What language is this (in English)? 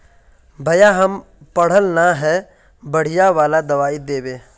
Magahi